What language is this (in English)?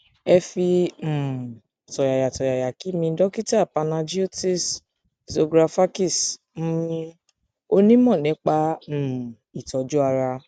Yoruba